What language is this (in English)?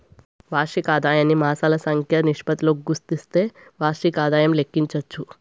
Telugu